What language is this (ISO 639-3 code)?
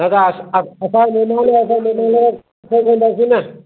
snd